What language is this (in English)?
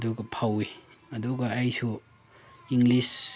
Manipuri